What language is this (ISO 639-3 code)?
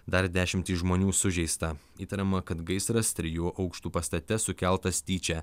lit